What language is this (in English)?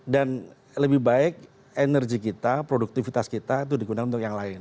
Indonesian